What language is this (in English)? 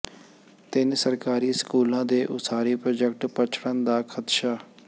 Punjabi